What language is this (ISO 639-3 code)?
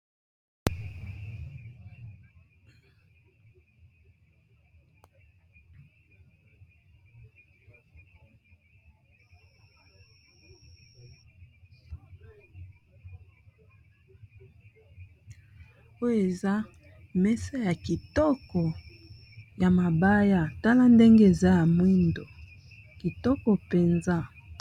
lin